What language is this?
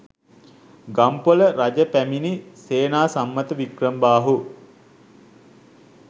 Sinhala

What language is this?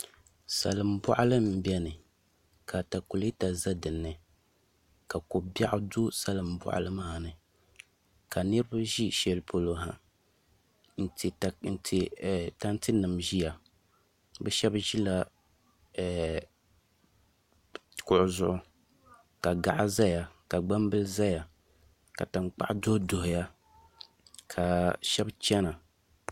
Dagbani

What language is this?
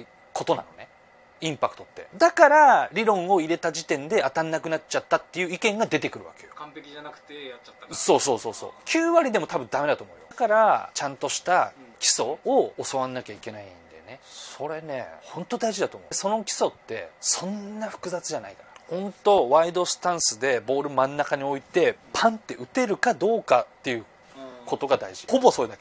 Japanese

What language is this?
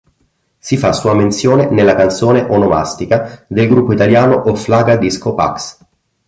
Italian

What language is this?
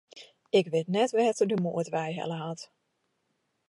Western Frisian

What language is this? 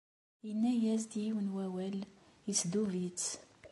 Kabyle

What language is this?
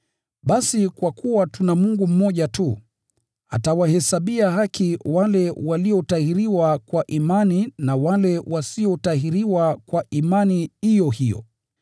Swahili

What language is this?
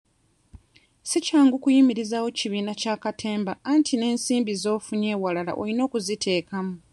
Ganda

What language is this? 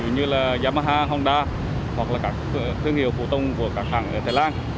Vietnamese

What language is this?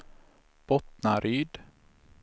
Swedish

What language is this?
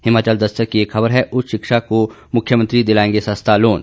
Hindi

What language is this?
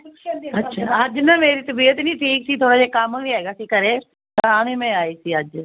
Punjabi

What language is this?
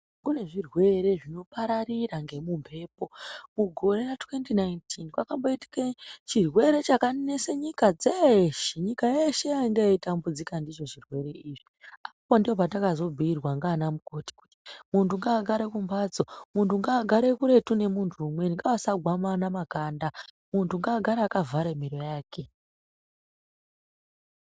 Ndau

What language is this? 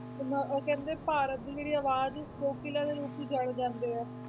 Punjabi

